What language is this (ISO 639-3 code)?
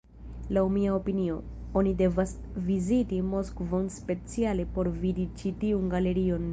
epo